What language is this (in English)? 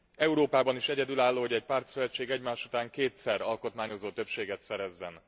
Hungarian